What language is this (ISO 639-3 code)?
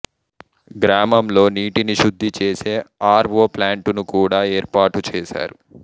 tel